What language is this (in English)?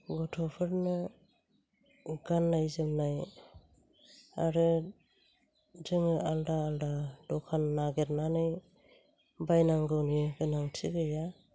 Bodo